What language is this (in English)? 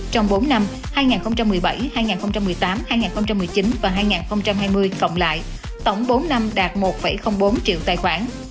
Vietnamese